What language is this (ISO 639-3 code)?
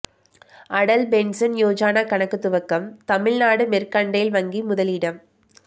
tam